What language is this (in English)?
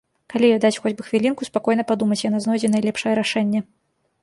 Belarusian